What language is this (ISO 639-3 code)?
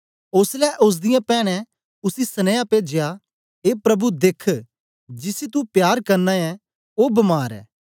doi